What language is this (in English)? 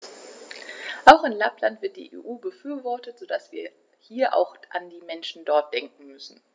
German